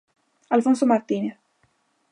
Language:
Galician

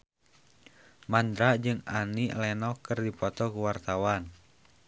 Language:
Sundanese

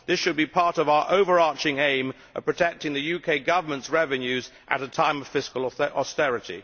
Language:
English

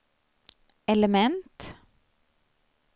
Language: Swedish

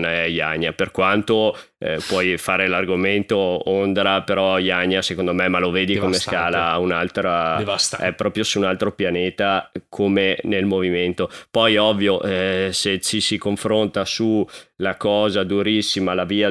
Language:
Italian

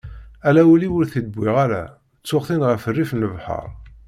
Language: Kabyle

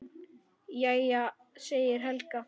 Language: Icelandic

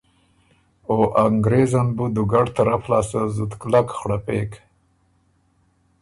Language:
Ormuri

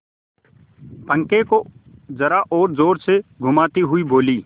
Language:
Hindi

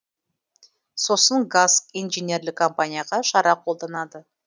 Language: Kazakh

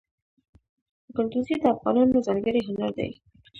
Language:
Pashto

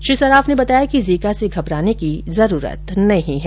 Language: Hindi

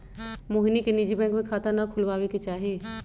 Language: Magahi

